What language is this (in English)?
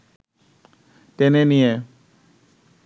Bangla